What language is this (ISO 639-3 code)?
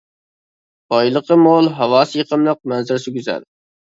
uig